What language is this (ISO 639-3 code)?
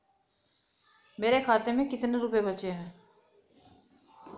hin